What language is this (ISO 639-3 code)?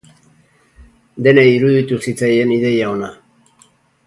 eus